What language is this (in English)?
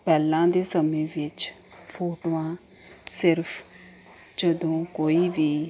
Punjabi